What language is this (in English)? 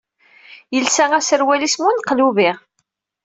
Kabyle